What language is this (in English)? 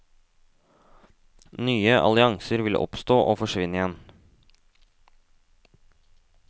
Norwegian